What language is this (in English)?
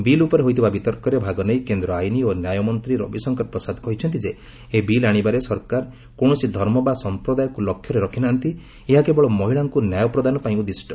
Odia